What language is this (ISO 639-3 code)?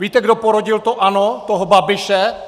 ces